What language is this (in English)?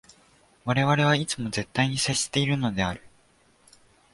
Japanese